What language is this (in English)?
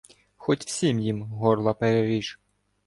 Ukrainian